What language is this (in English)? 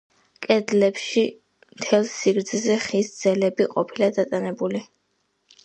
Georgian